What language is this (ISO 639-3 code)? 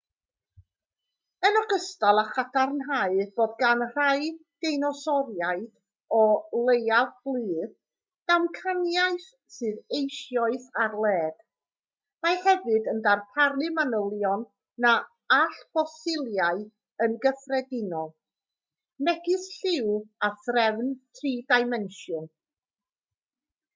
cym